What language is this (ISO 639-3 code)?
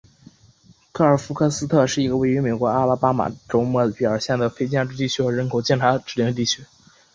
zho